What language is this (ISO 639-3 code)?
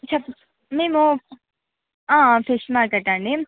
tel